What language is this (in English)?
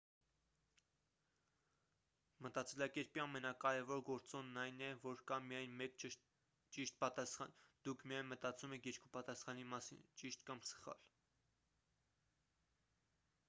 Armenian